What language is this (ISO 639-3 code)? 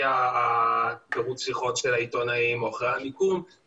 heb